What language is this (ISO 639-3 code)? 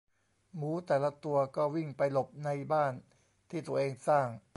tha